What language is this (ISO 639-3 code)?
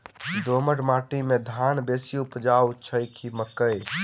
mai